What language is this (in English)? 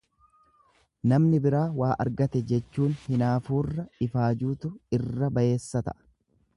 Oromo